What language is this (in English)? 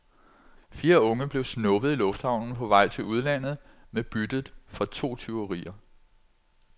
Danish